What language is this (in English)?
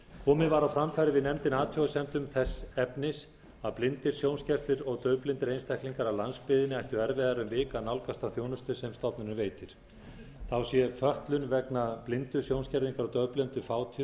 Icelandic